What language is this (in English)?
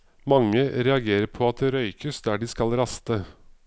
Norwegian